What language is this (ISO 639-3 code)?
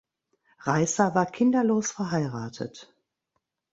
deu